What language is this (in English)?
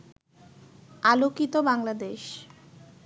Bangla